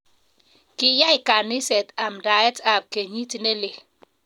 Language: Kalenjin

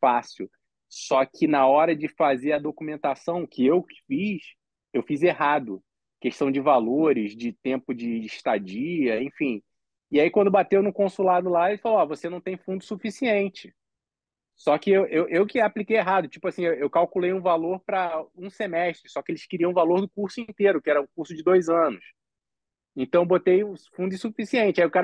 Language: Portuguese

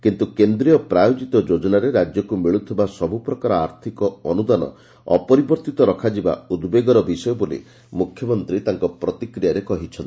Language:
Odia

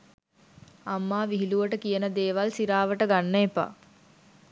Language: Sinhala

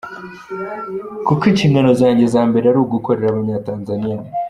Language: Kinyarwanda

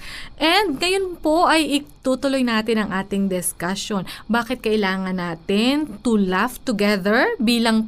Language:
Filipino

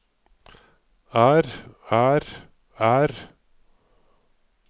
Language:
Norwegian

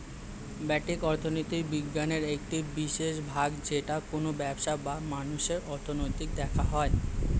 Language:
Bangla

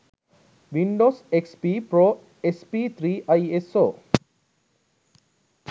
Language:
Sinhala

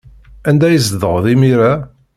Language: Kabyle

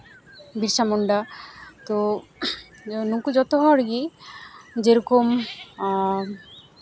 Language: Santali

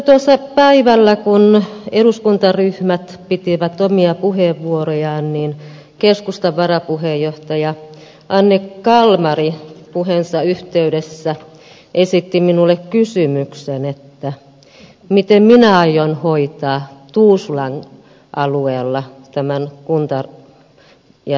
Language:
Finnish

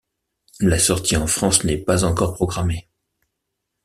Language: French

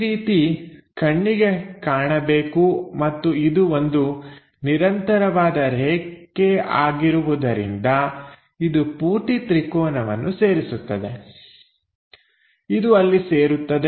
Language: Kannada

